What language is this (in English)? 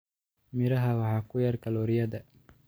Somali